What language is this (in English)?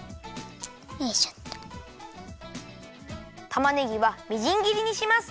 Japanese